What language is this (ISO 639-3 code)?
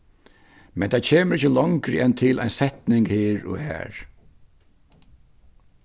fao